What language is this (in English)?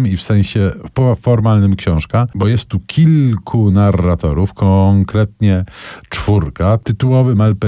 Polish